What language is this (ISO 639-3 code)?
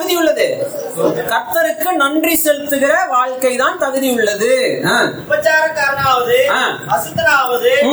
tam